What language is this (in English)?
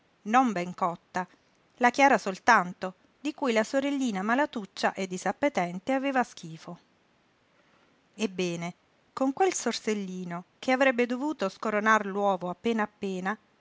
Italian